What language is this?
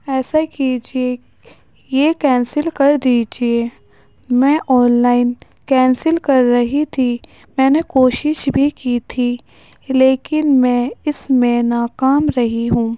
Urdu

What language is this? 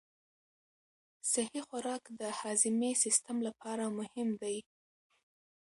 Pashto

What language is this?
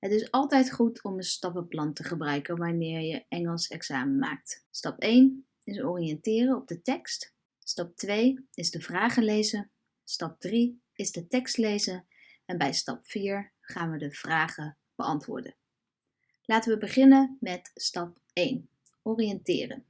Dutch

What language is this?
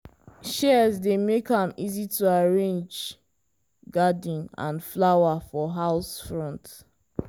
Nigerian Pidgin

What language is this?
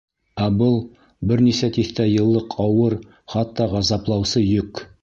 Bashkir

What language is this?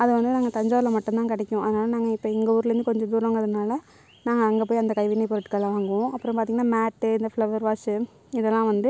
Tamil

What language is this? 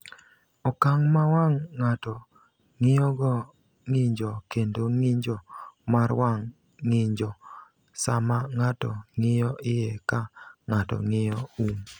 Luo (Kenya and Tanzania)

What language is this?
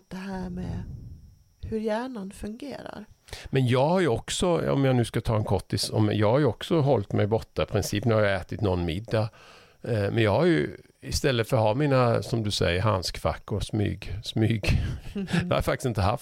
Swedish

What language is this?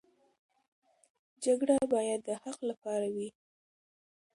Pashto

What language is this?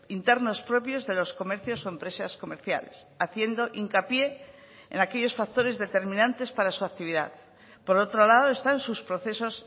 Spanish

